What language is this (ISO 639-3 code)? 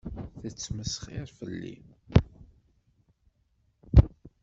kab